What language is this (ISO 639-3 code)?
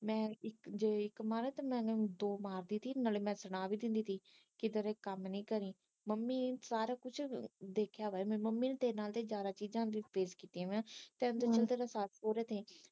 pan